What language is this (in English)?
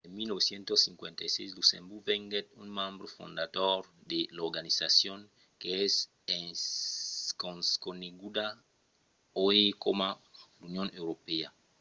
Occitan